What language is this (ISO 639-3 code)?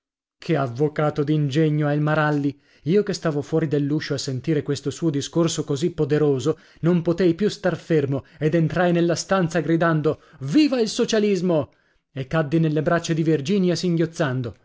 ita